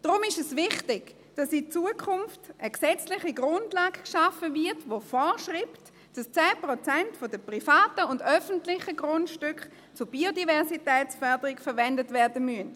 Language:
Swiss German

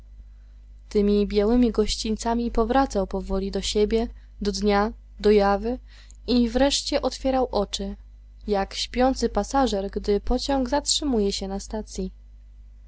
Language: Polish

